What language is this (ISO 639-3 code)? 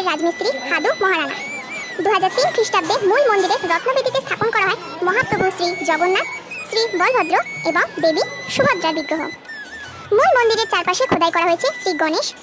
rus